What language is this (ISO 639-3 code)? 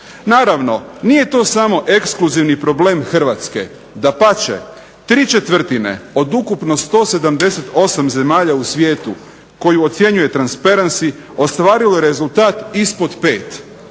hrv